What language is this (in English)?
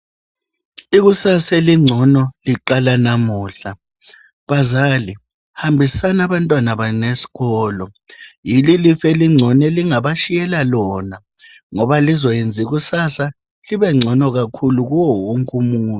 North Ndebele